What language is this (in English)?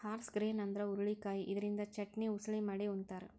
Kannada